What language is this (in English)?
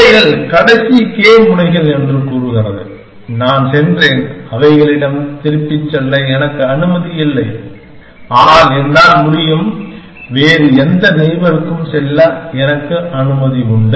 Tamil